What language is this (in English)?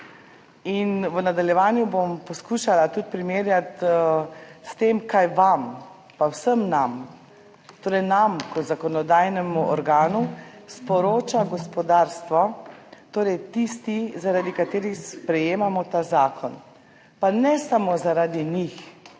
Slovenian